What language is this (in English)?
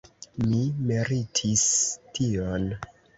Esperanto